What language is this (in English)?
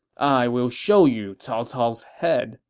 English